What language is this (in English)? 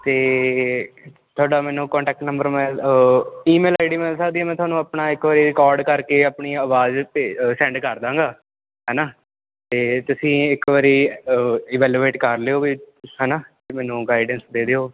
Punjabi